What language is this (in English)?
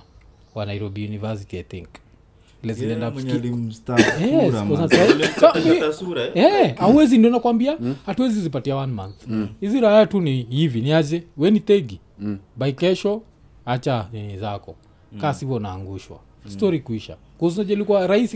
Swahili